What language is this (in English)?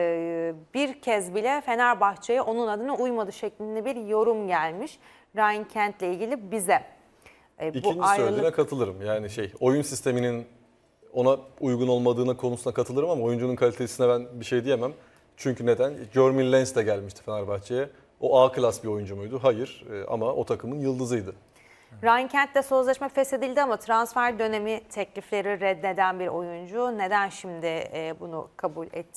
Turkish